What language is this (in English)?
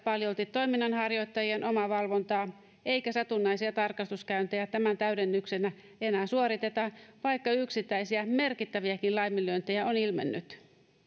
Finnish